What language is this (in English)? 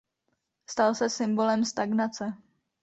Czech